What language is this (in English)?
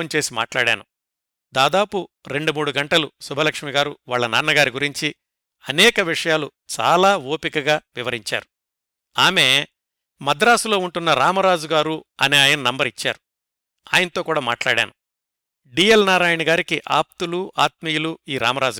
Telugu